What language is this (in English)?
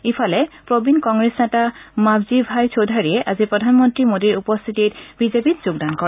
Assamese